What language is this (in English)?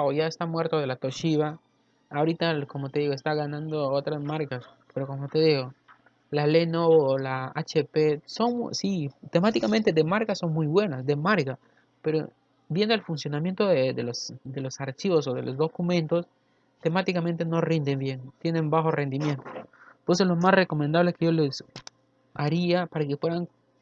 Spanish